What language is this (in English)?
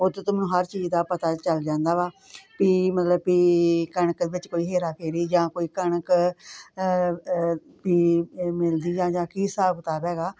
Punjabi